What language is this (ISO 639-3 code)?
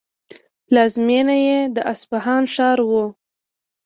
pus